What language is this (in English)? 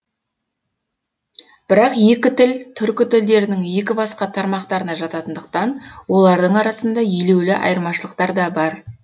Kazakh